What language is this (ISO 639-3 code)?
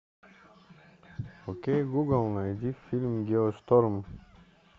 rus